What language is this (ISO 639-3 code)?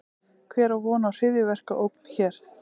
isl